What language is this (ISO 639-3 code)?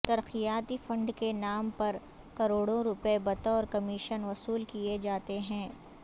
urd